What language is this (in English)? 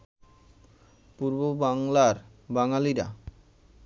Bangla